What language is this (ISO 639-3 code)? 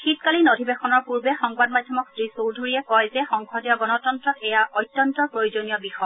asm